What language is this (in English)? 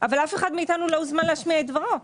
Hebrew